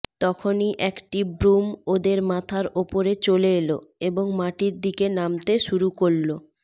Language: Bangla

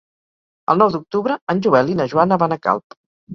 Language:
Catalan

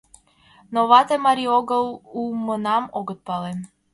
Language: Mari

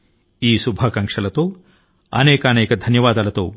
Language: Telugu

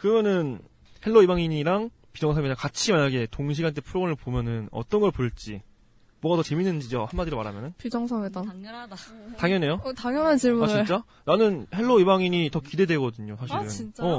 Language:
Korean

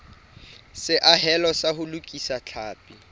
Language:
Southern Sotho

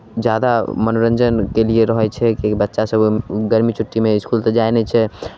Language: Maithili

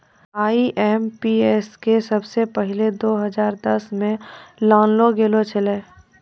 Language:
Maithili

